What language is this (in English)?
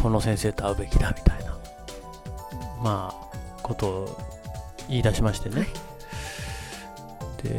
Japanese